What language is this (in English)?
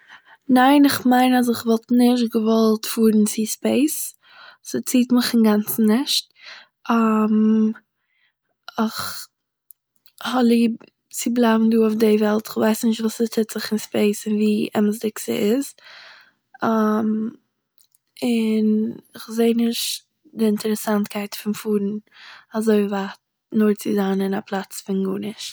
Yiddish